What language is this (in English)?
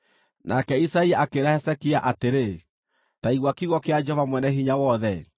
Kikuyu